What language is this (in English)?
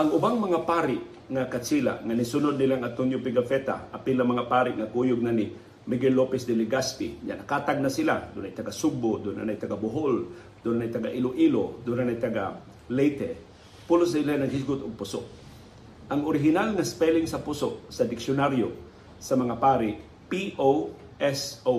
Filipino